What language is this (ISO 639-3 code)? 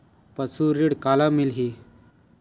hne